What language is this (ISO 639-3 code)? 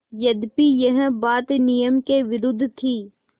hin